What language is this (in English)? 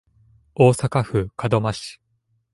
Japanese